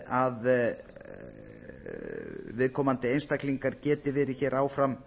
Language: Icelandic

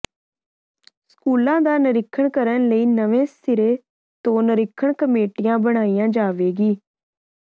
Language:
Punjabi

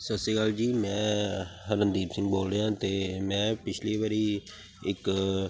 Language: Punjabi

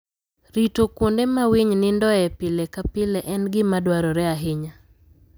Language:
Luo (Kenya and Tanzania)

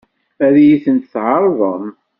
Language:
Kabyle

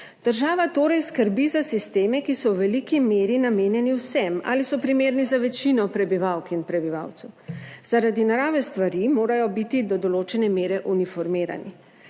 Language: Slovenian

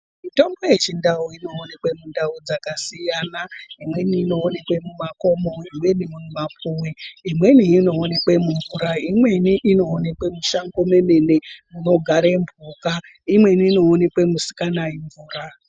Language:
Ndau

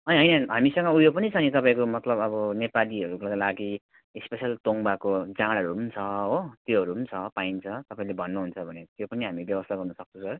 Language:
Nepali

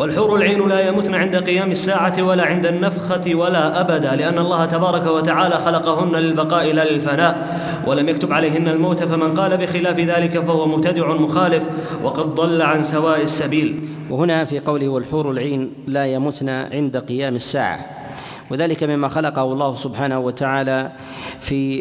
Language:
Arabic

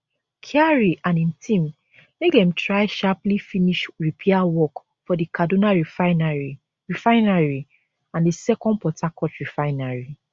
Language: Nigerian Pidgin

